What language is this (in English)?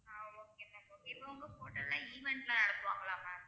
Tamil